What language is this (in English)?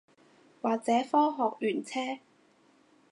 Cantonese